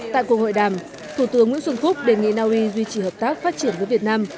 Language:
Vietnamese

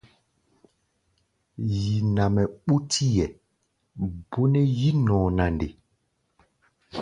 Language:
Gbaya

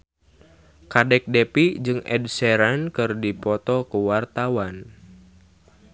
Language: Sundanese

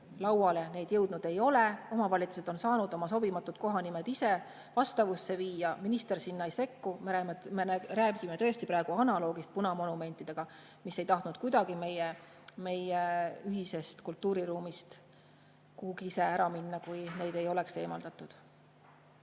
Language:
Estonian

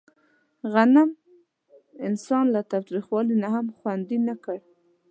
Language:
Pashto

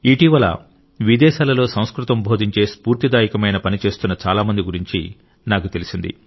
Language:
Telugu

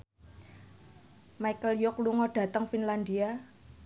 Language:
Javanese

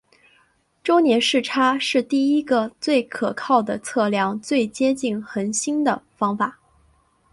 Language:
Chinese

